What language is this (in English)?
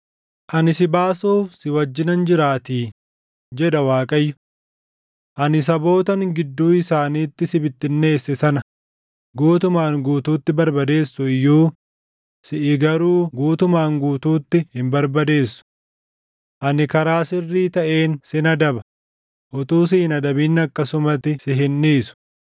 Oromo